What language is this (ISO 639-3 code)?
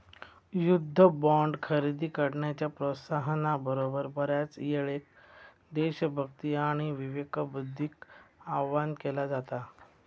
mar